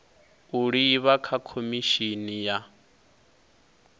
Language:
Venda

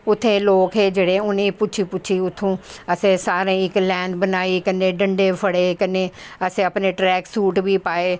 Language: Dogri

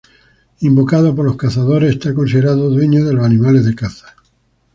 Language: Spanish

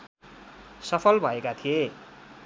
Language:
Nepali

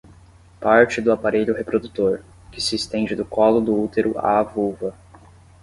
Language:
Portuguese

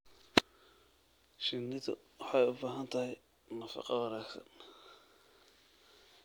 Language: Somali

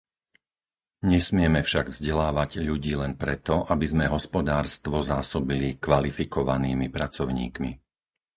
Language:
Slovak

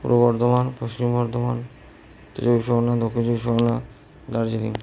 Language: Bangla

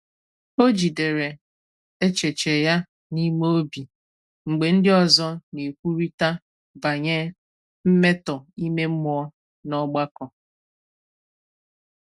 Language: Igbo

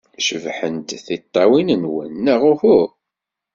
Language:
Kabyle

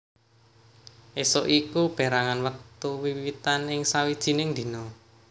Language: Javanese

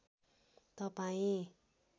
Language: Nepali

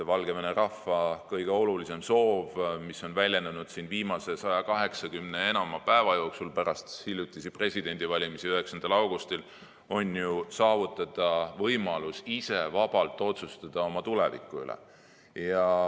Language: Estonian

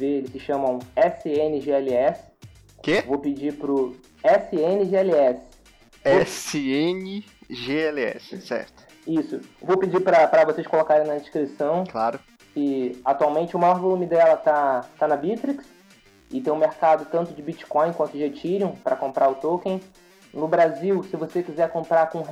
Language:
Portuguese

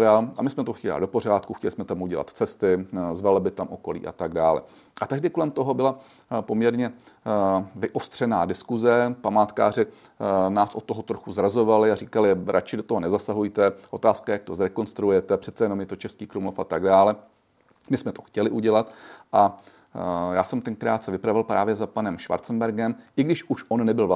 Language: Czech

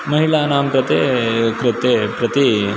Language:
Sanskrit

